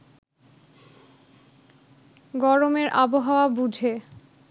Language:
Bangla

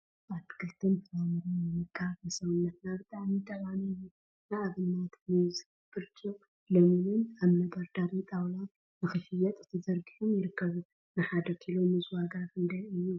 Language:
Tigrinya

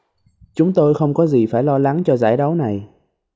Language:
Vietnamese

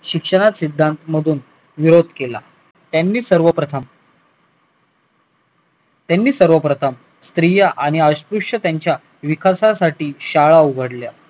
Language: Marathi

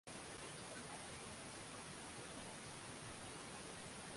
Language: Swahili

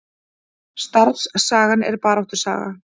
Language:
Icelandic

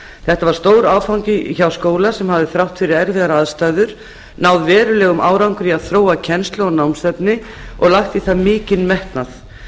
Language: Icelandic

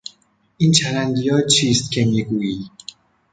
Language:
Persian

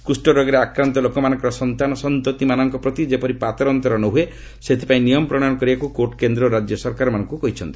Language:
Odia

